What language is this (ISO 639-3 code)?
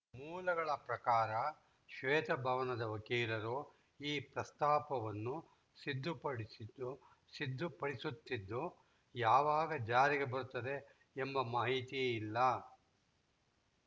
kan